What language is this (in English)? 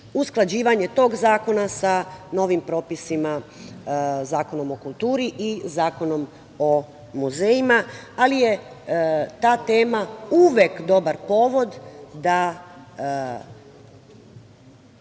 Serbian